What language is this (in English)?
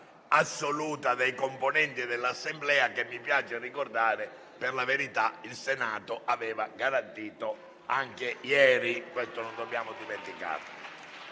Italian